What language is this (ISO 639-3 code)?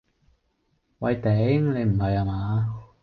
yue